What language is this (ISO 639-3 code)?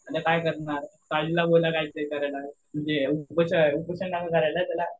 mar